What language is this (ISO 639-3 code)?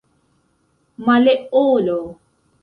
epo